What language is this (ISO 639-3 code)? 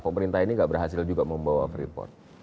ind